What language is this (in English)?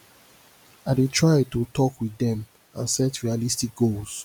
Nigerian Pidgin